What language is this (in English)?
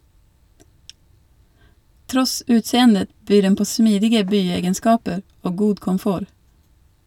Norwegian